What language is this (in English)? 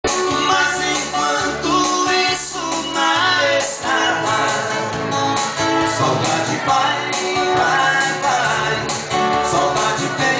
Indonesian